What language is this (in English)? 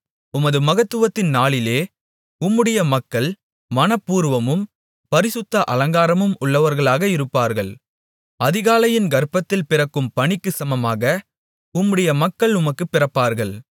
Tamil